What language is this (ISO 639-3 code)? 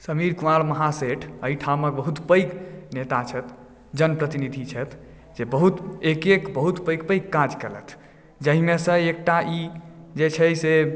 mai